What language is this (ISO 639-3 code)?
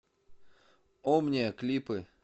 rus